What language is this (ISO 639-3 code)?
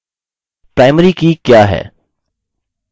hin